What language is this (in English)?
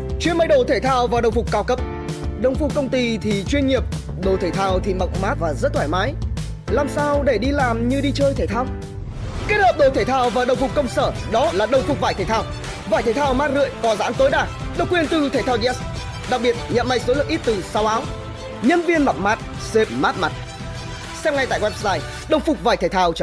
Vietnamese